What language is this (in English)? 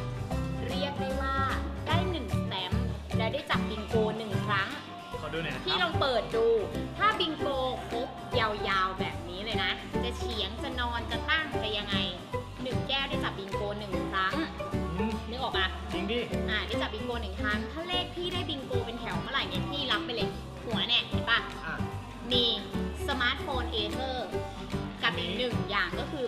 Thai